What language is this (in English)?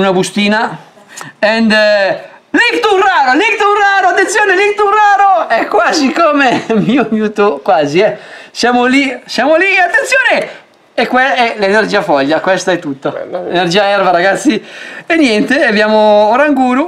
Italian